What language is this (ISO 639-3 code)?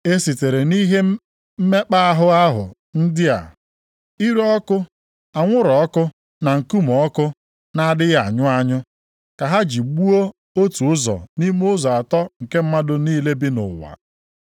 ibo